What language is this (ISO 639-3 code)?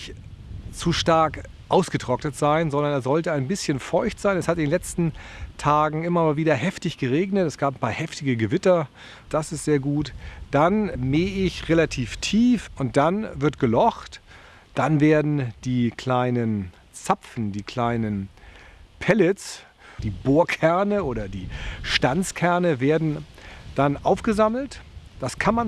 deu